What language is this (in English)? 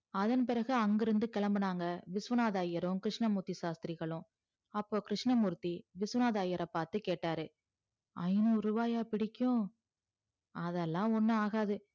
Tamil